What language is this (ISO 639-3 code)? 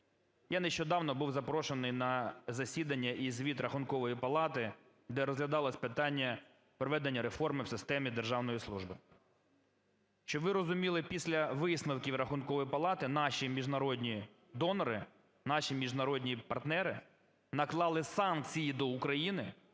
ukr